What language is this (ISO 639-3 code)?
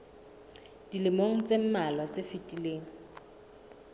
sot